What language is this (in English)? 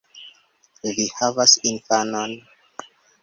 Esperanto